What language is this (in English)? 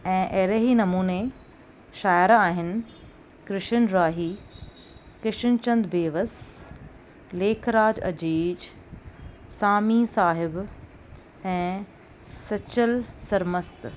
Sindhi